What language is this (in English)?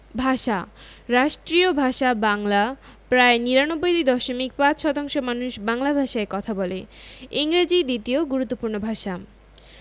Bangla